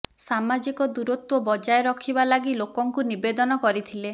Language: Odia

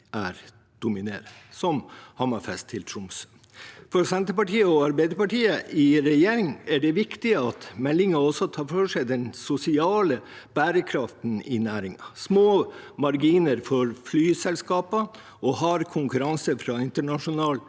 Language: Norwegian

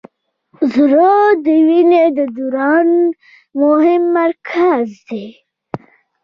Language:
Pashto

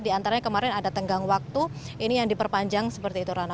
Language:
Indonesian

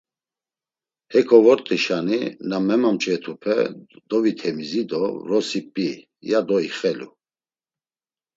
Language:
Laz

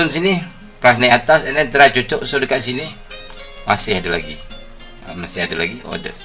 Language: Malay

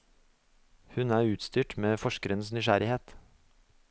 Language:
Norwegian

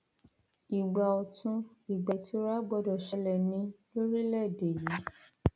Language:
Yoruba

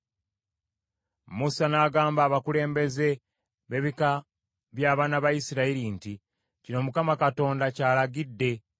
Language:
Ganda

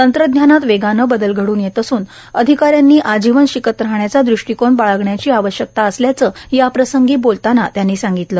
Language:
Marathi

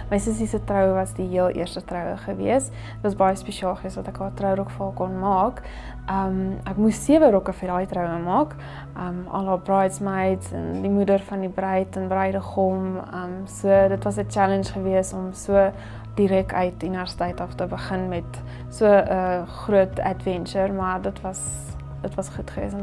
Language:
Dutch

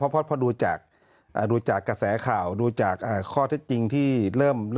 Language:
Thai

